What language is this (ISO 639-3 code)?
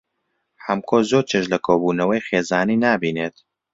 ckb